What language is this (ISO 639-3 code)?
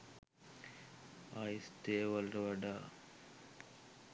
sin